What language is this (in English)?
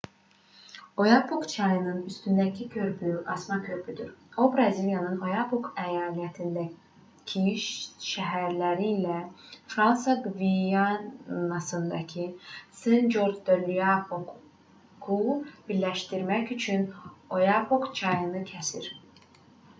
Azerbaijani